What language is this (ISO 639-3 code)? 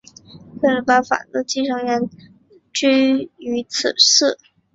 zho